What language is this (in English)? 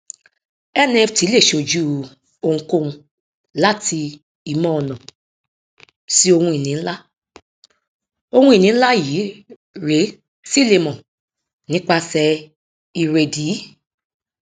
Yoruba